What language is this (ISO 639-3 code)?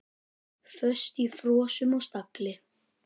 isl